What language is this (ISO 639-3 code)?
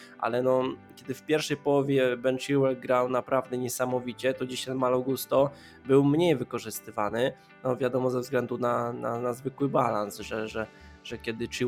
pol